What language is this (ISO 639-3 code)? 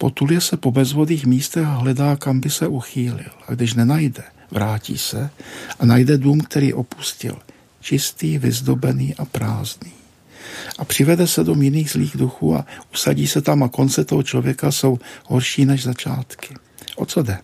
ces